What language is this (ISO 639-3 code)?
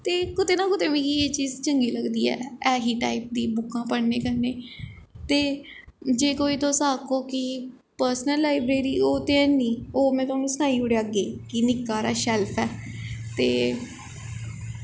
doi